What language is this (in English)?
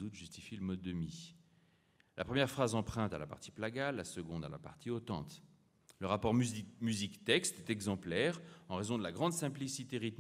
French